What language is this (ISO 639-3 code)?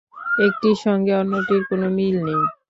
ben